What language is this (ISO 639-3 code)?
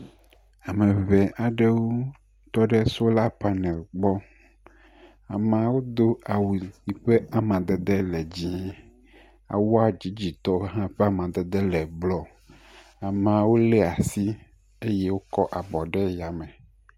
ewe